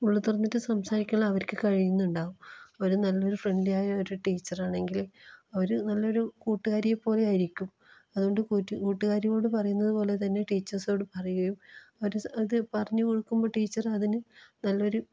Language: Malayalam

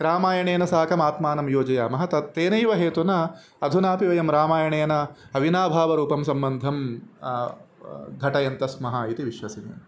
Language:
Sanskrit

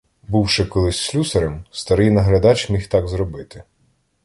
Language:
Ukrainian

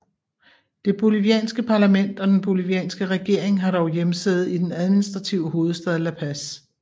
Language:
Danish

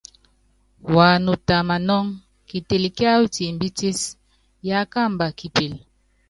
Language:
Yangben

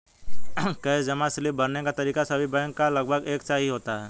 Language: Hindi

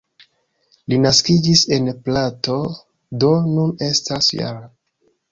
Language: Esperanto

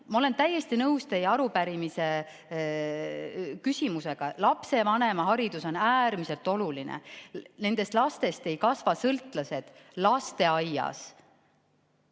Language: Estonian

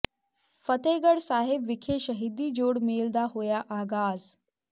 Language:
Punjabi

